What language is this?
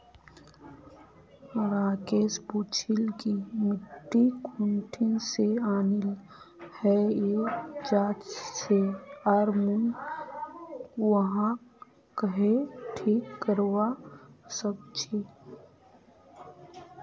Magahi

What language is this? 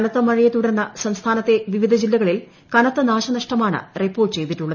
Malayalam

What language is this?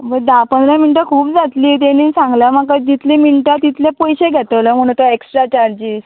Konkani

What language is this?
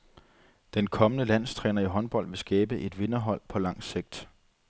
Danish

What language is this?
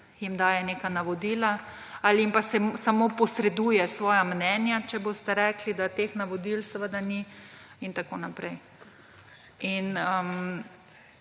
Slovenian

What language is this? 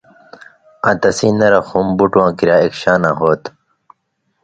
Indus Kohistani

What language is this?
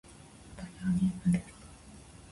Japanese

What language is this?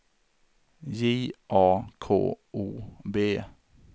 Swedish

